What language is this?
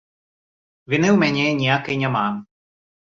Belarusian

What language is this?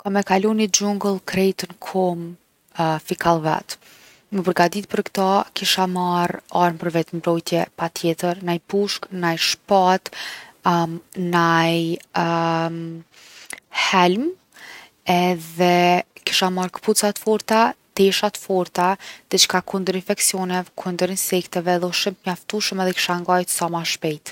Gheg Albanian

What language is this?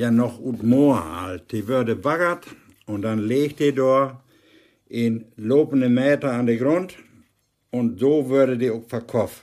German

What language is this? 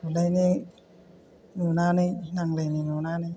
Bodo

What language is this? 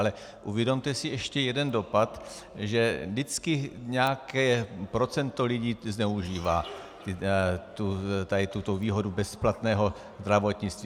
Czech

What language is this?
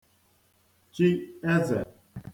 Igbo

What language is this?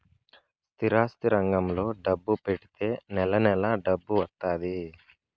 Telugu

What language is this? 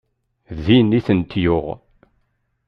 Kabyle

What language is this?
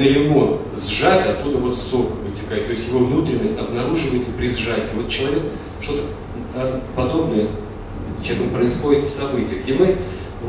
Russian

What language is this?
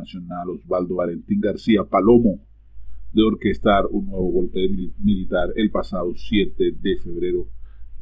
Spanish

